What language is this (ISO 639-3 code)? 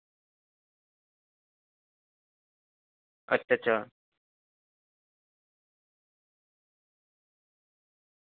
doi